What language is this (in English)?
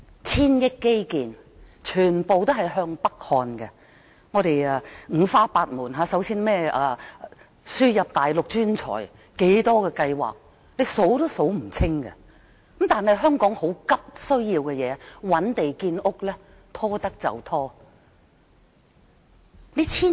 Cantonese